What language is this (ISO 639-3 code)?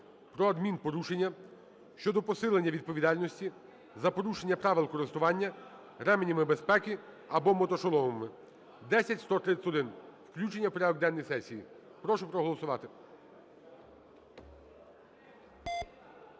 ukr